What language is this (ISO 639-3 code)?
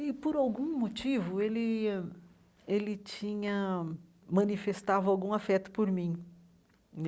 por